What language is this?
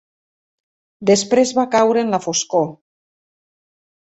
Catalan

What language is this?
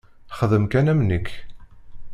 Kabyle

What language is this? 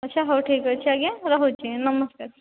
Odia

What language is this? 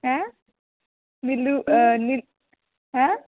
Dogri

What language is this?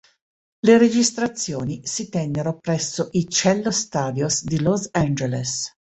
Italian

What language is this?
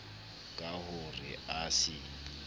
Southern Sotho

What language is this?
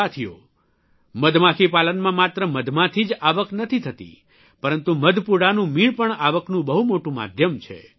Gujarati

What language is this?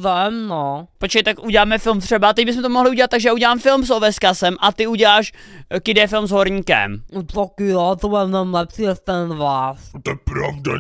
Czech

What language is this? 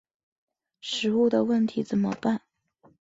Chinese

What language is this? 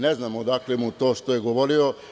Serbian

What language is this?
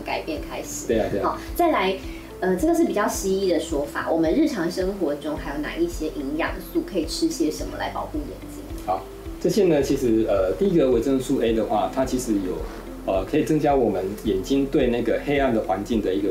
Chinese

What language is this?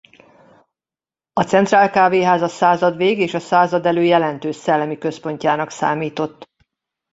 Hungarian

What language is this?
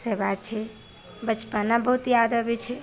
Maithili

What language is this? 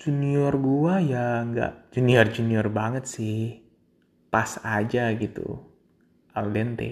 Indonesian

